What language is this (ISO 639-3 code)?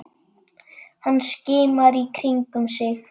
isl